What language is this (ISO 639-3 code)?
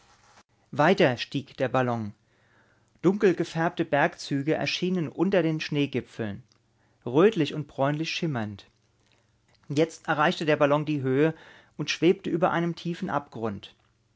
deu